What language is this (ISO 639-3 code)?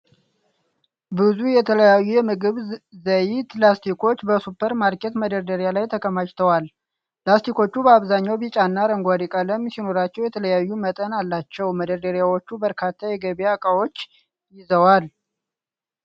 amh